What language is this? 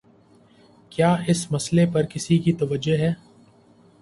Urdu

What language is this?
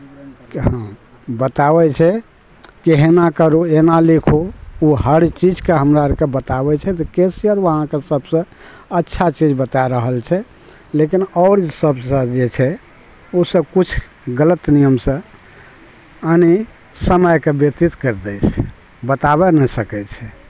Maithili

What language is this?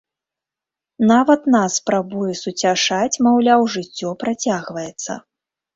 Belarusian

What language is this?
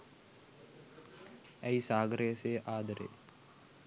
Sinhala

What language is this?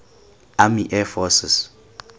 Tswana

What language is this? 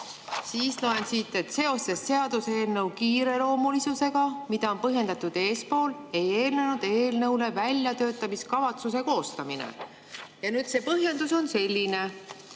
Estonian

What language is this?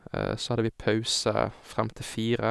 Norwegian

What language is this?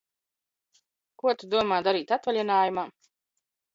Latvian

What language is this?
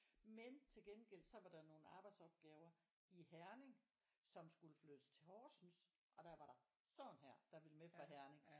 Danish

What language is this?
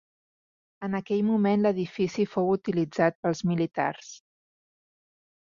Catalan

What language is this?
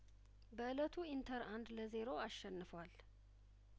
Amharic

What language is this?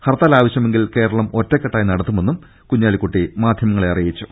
Malayalam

